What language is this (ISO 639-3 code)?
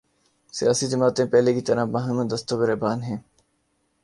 urd